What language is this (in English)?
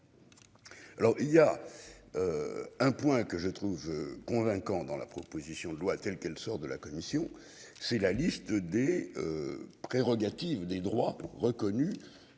French